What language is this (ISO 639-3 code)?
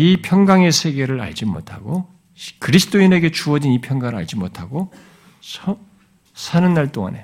kor